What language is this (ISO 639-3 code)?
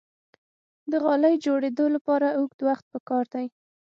pus